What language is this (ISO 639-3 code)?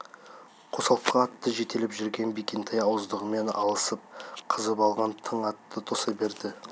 kaz